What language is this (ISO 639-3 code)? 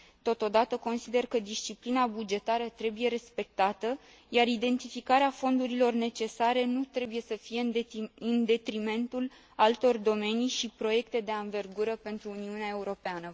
ron